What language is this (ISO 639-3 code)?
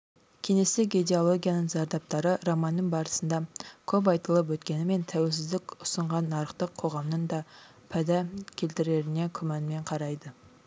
kaz